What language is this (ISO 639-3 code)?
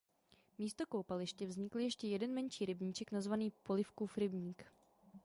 ces